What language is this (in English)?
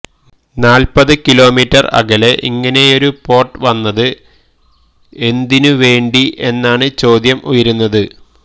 Malayalam